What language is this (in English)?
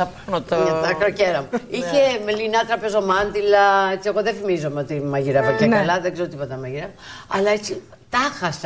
Greek